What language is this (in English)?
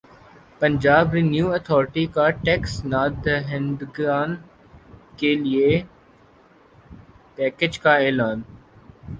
Urdu